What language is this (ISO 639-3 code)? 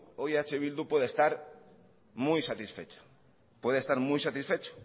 spa